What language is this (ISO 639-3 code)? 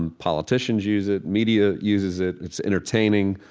eng